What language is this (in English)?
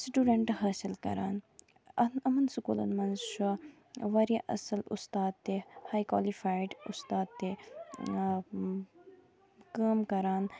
Kashmiri